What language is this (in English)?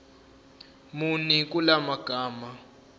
Zulu